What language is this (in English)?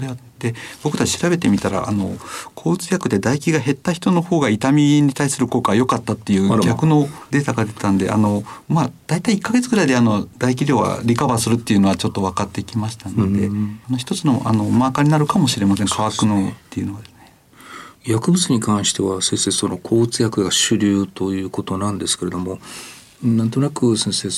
Japanese